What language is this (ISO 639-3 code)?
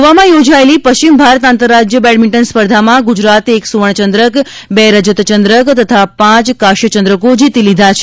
guj